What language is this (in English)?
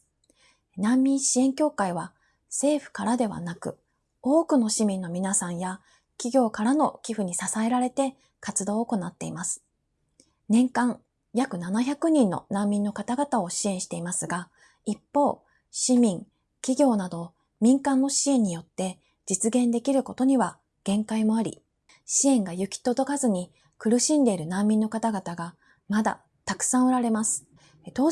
Japanese